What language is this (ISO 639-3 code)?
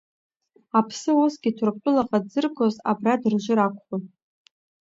abk